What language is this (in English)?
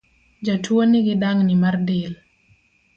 Luo (Kenya and Tanzania)